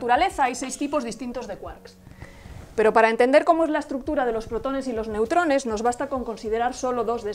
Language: Spanish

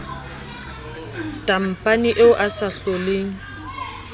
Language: Southern Sotho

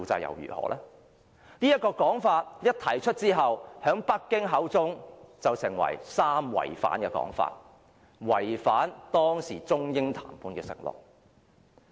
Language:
Cantonese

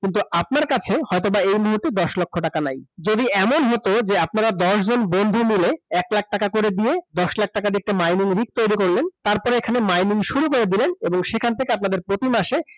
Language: Bangla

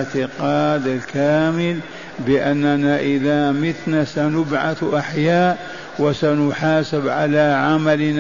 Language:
Arabic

